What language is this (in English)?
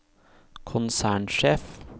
Norwegian